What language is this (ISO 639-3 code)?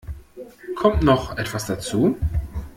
deu